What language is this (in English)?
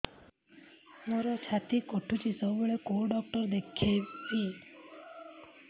Odia